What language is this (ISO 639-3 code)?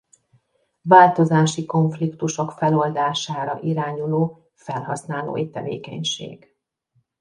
hun